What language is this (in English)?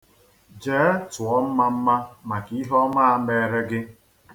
Igbo